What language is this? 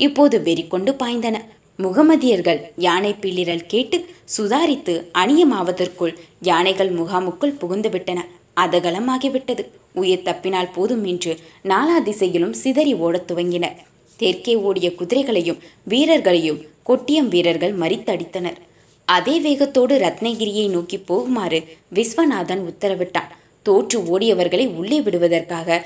Tamil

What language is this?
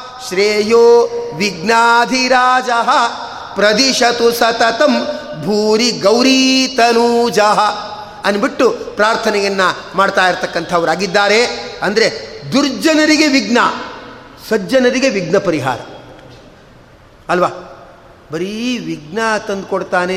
Kannada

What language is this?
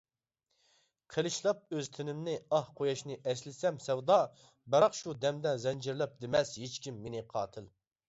Uyghur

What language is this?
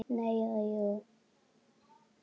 Icelandic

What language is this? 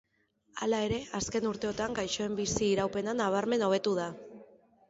Basque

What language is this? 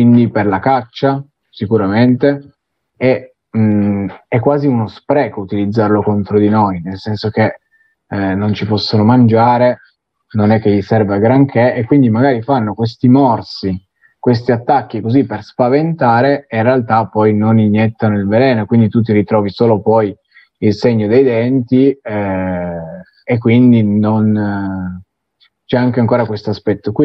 Italian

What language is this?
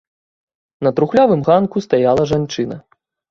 Belarusian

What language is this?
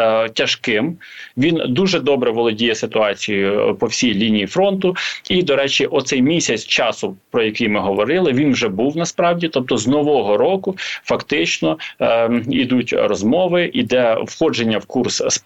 Ukrainian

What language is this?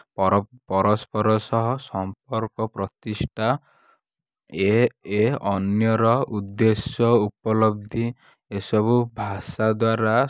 Odia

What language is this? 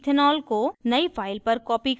Hindi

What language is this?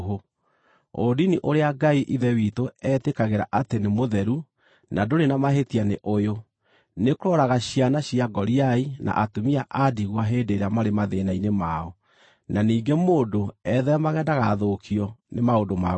Kikuyu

